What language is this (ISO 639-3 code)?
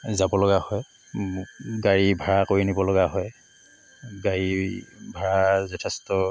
asm